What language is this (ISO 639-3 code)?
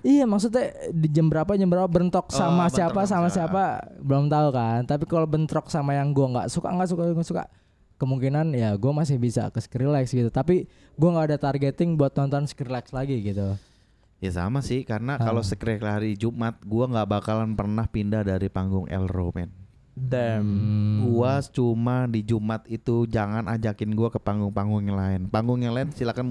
ind